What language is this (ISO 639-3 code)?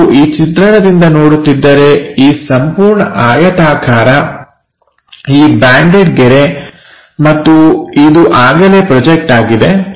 kan